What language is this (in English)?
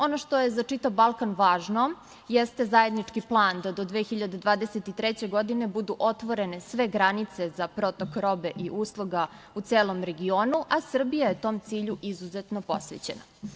Serbian